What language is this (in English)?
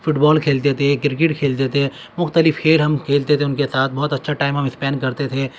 Urdu